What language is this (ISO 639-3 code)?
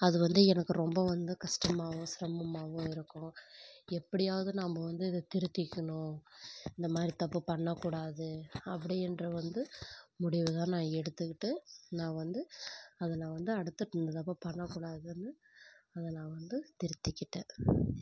tam